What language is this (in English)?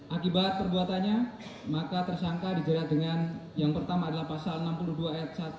Indonesian